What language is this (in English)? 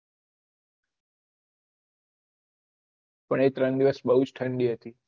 Gujarati